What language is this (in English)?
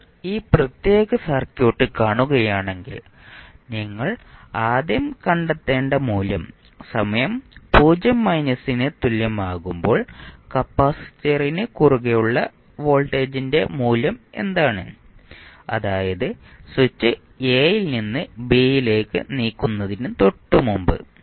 Malayalam